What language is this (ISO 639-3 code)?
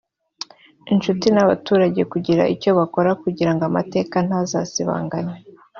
kin